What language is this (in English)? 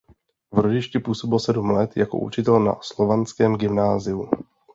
Czech